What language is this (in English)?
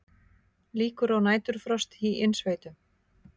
Icelandic